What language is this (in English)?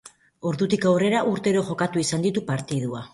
Basque